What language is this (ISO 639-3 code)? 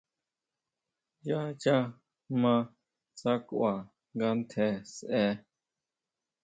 mau